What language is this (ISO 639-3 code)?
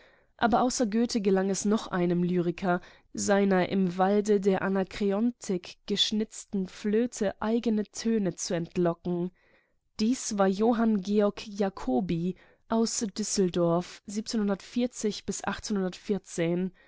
deu